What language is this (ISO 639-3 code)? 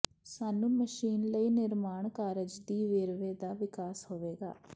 pan